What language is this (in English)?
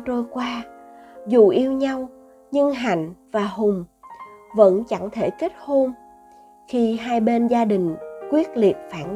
Vietnamese